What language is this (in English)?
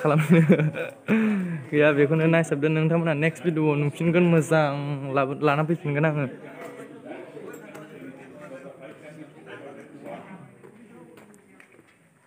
Thai